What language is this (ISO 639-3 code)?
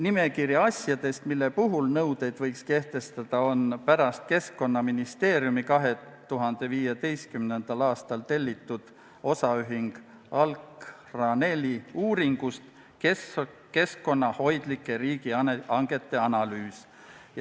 est